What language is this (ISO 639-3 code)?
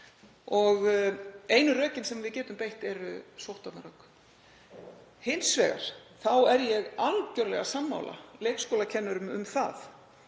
isl